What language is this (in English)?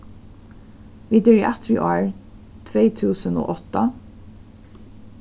Faroese